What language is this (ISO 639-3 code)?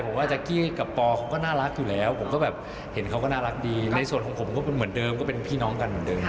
tha